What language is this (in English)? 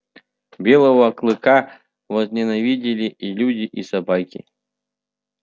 Russian